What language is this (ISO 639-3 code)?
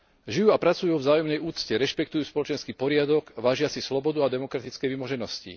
slk